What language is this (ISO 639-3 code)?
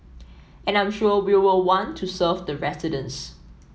eng